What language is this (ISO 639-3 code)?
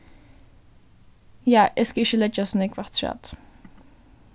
fao